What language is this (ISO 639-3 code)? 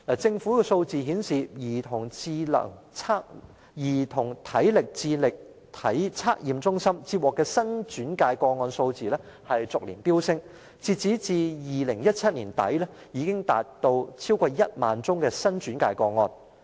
yue